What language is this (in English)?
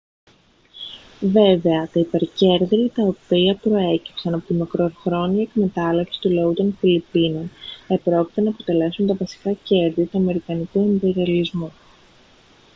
Greek